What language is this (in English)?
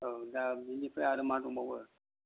Bodo